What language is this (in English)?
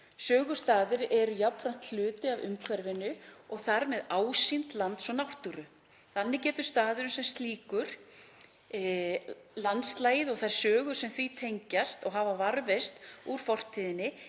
Icelandic